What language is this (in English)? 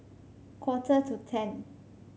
English